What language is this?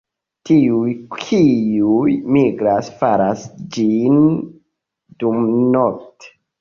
Esperanto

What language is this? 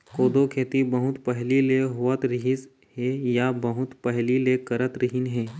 Chhattisgarhi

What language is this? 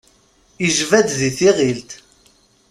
Kabyle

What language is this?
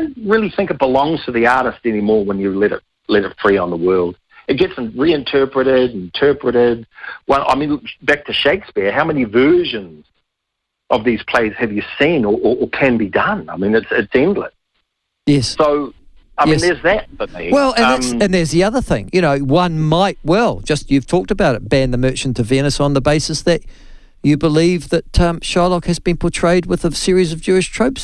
English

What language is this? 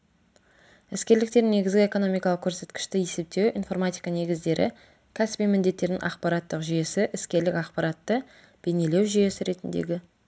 Kazakh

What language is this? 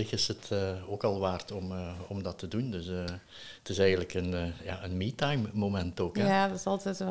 Dutch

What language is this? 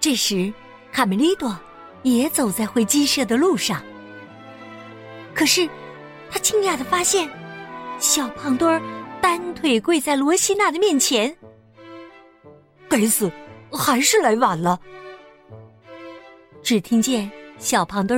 Chinese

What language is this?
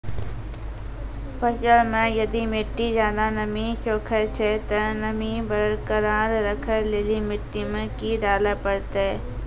Maithili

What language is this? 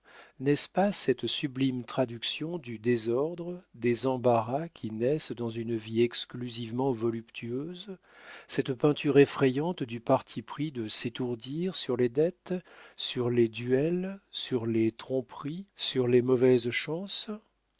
French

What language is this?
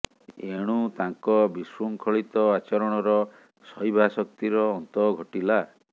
Odia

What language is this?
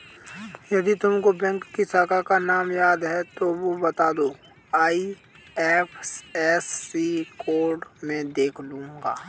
Hindi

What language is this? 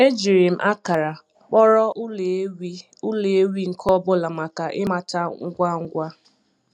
Igbo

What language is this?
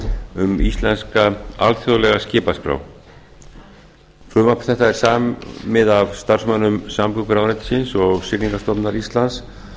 Icelandic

